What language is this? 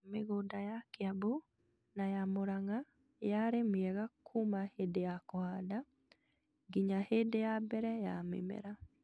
Kikuyu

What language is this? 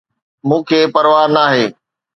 Sindhi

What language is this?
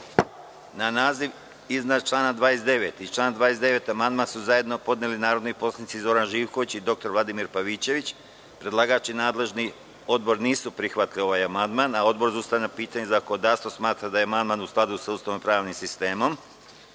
Serbian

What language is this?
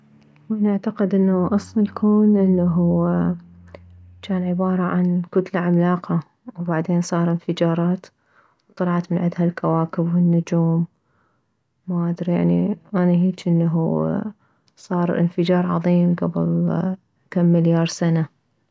Mesopotamian Arabic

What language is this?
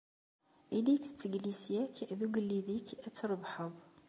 Kabyle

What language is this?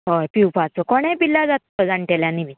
Konkani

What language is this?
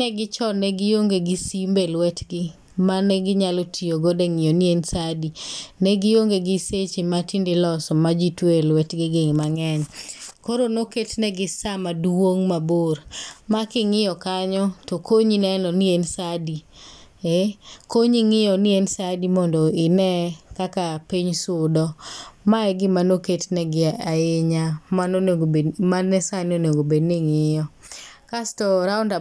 Luo (Kenya and Tanzania)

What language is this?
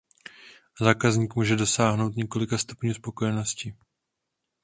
Czech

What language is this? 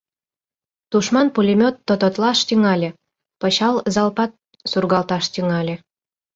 Mari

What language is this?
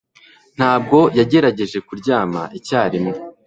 Kinyarwanda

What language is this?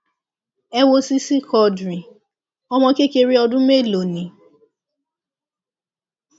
Yoruba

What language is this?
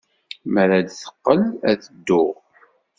Kabyle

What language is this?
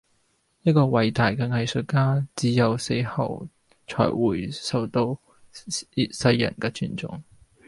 Cantonese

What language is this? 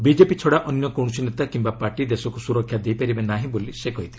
Odia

